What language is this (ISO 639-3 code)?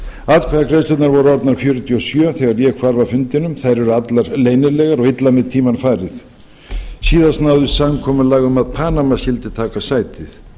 isl